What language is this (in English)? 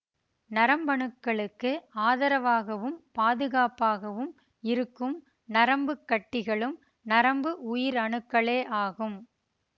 Tamil